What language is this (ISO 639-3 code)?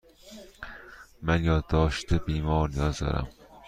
fas